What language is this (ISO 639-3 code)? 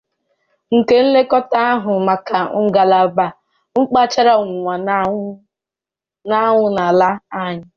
ibo